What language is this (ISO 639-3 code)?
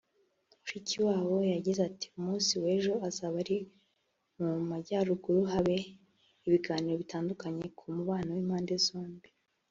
kin